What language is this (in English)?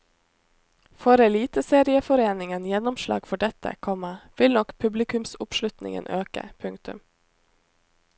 Norwegian